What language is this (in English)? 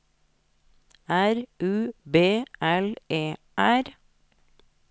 Norwegian